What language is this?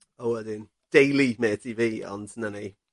Welsh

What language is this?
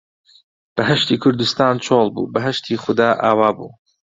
Central Kurdish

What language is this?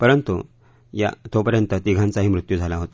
Marathi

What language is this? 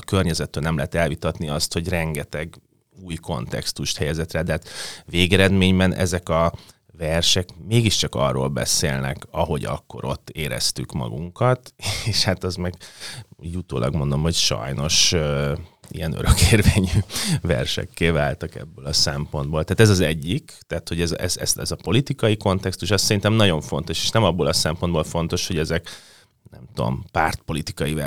Hungarian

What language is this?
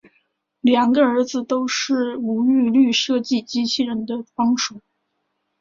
Chinese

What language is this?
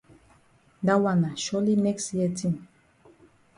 Cameroon Pidgin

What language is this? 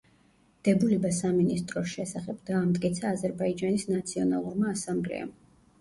Georgian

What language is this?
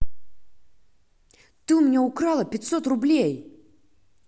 Russian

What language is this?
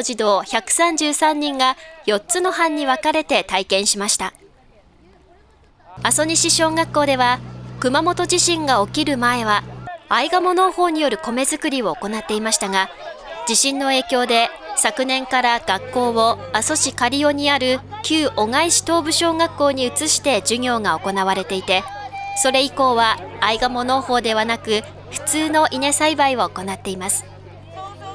Japanese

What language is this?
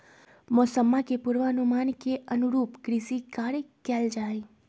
Magahi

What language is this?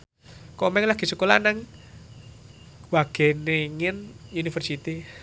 Javanese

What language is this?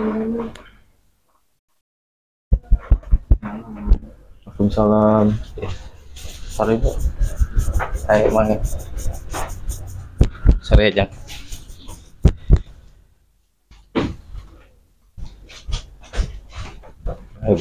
Indonesian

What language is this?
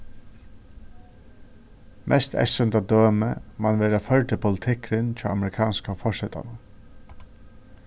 Faroese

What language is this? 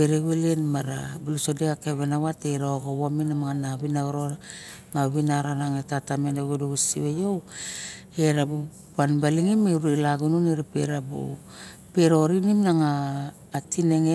Barok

